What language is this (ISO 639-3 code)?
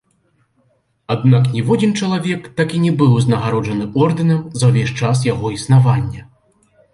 bel